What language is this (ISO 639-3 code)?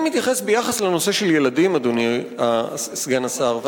heb